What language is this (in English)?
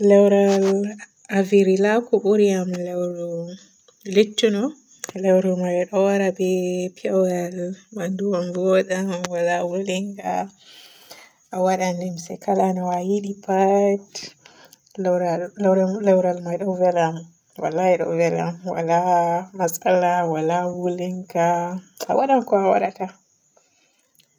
Borgu Fulfulde